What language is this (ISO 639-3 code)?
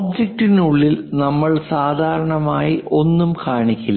mal